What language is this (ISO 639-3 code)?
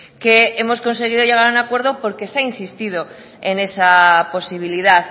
spa